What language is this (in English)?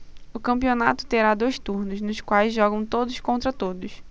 Portuguese